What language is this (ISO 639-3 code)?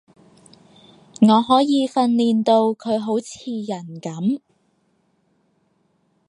yue